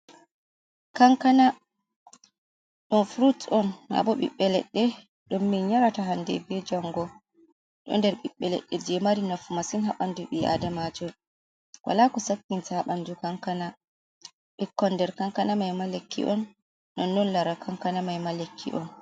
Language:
Fula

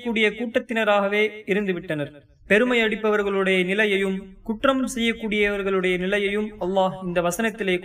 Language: Tamil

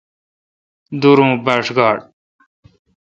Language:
Kalkoti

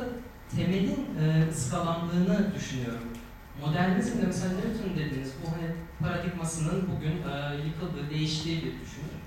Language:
Turkish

